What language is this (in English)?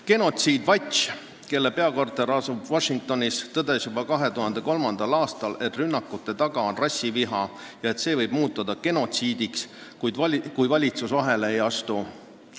Estonian